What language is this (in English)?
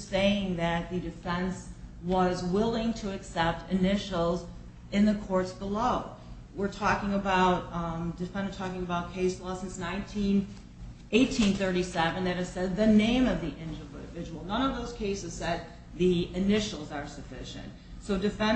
English